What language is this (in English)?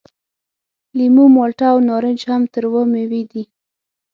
Pashto